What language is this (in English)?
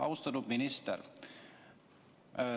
Estonian